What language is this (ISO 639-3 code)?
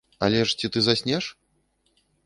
bel